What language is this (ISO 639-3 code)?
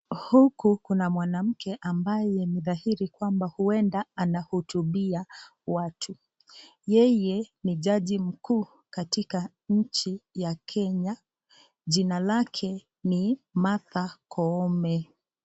swa